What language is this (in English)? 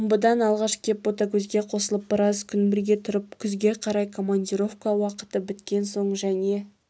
Kazakh